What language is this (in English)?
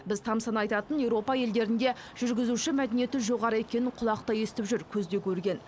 Kazakh